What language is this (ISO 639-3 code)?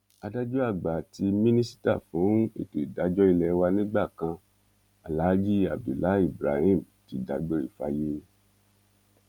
yor